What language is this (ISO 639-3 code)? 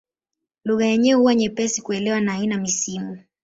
swa